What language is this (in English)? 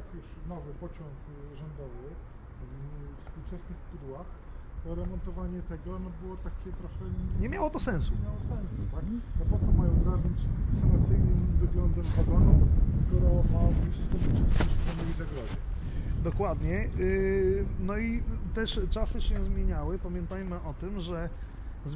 Polish